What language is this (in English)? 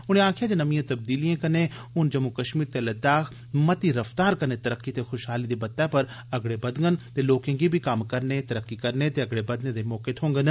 Dogri